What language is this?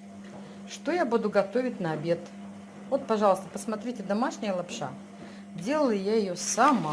Russian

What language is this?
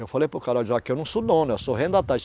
Portuguese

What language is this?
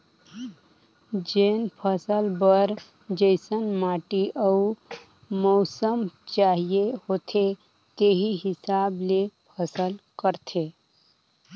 Chhattisgarhi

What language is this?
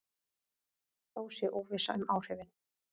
Icelandic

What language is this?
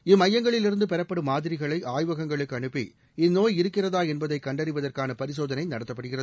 Tamil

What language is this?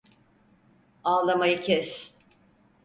Turkish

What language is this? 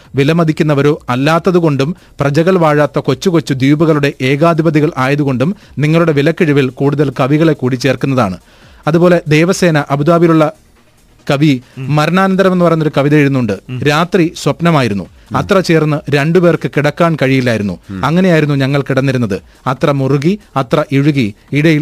Malayalam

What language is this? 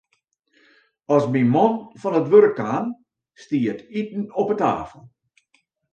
Western Frisian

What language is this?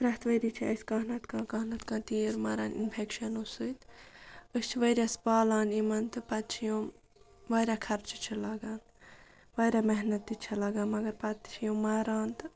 Kashmiri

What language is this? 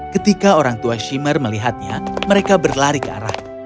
Indonesian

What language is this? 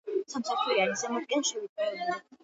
Georgian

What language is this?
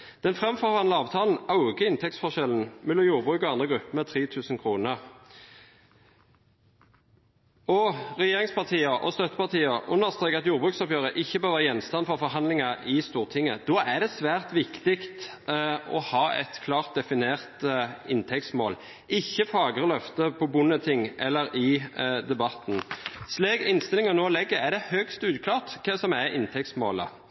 Norwegian Bokmål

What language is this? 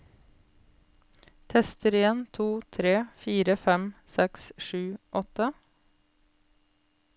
Norwegian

